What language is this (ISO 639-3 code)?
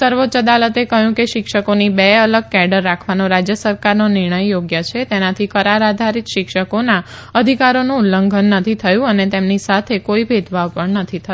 guj